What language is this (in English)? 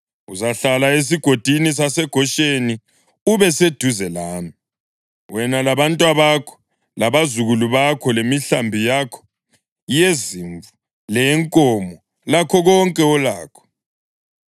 North Ndebele